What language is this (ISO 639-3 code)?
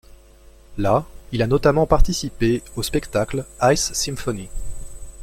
fra